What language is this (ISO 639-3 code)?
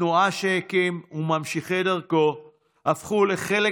heb